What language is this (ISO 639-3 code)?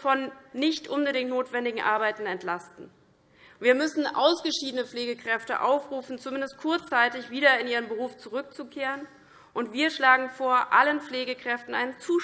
deu